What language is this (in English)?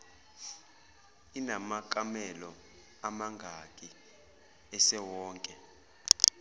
Zulu